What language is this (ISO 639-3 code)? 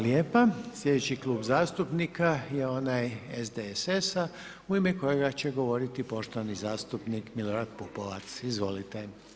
hrv